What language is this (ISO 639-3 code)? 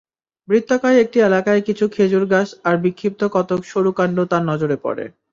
ben